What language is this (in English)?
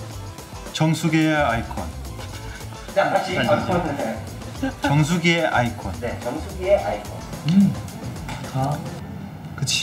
Korean